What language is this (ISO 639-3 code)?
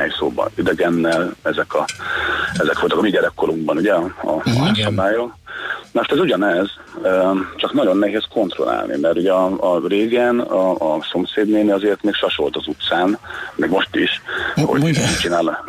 hun